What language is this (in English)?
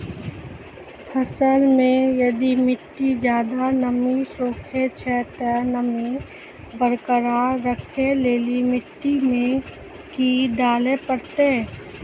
Maithili